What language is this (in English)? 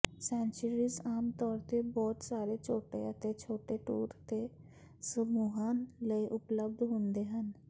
Punjabi